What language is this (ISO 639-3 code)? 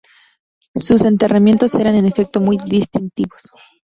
spa